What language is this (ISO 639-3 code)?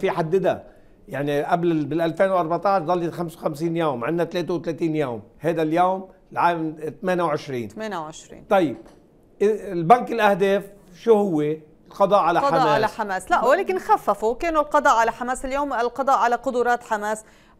ara